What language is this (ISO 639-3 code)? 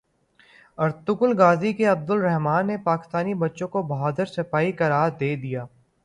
urd